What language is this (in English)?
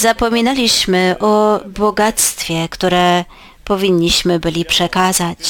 Polish